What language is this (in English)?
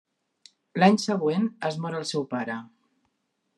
Catalan